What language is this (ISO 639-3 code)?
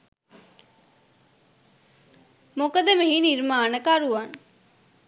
sin